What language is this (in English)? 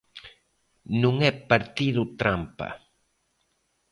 Galician